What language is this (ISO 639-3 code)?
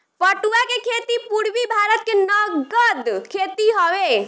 bho